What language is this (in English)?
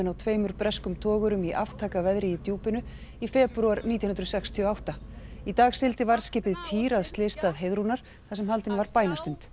Icelandic